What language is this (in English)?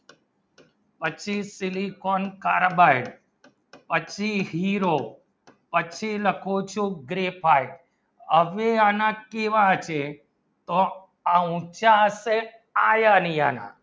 Gujarati